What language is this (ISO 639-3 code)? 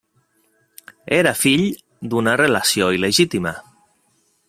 cat